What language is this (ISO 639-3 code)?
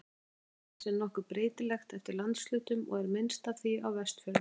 isl